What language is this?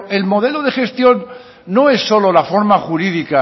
Spanish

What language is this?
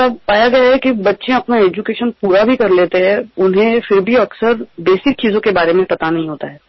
Marathi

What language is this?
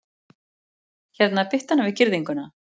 Icelandic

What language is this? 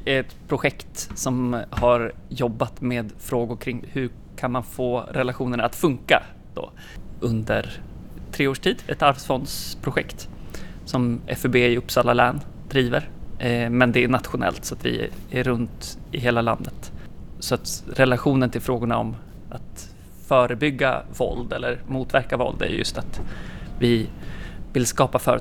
Swedish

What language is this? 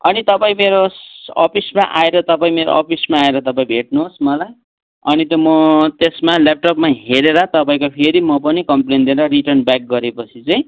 Nepali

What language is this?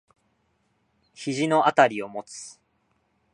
Japanese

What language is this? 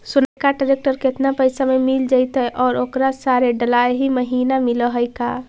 Magahi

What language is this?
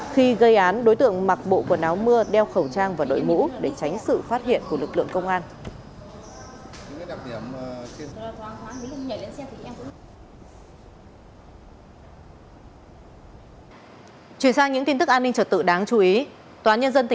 Vietnamese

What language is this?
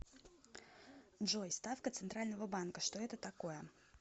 Russian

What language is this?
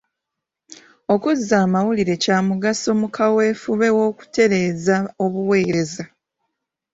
Ganda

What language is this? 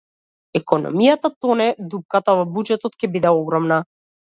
Macedonian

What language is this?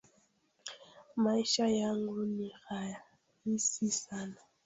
Swahili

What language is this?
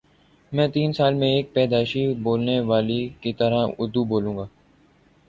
Urdu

